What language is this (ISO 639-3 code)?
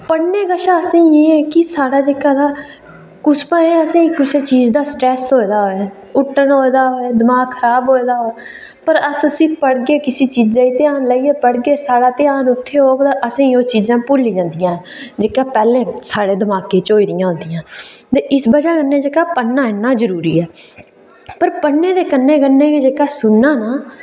doi